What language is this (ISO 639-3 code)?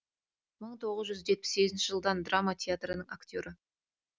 kaz